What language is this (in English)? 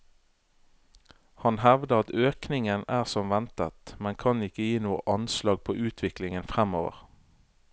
Norwegian